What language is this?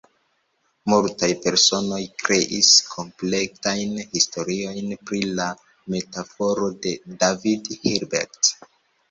Esperanto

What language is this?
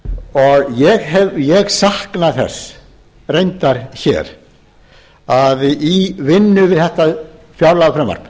Icelandic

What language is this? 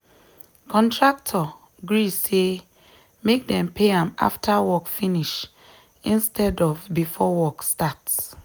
Nigerian Pidgin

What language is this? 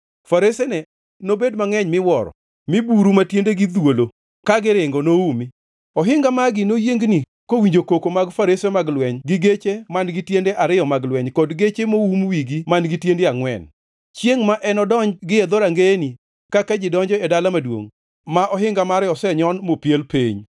Luo (Kenya and Tanzania)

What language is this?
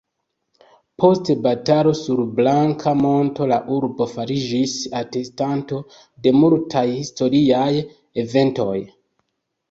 Esperanto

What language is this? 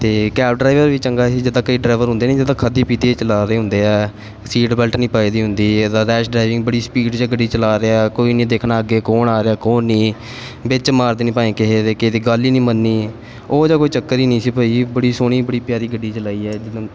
Punjabi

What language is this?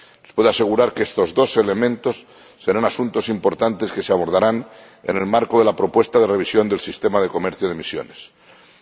Spanish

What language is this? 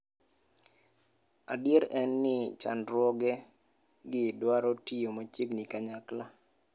Luo (Kenya and Tanzania)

